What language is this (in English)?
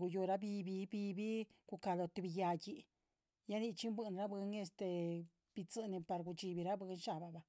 Chichicapan Zapotec